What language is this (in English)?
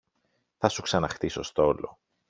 Greek